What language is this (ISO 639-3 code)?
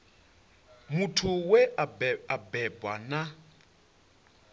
ven